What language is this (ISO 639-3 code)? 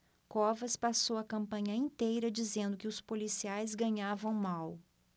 por